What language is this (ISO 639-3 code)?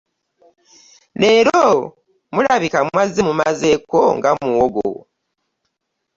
lug